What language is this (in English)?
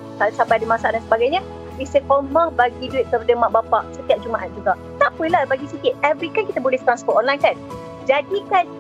Malay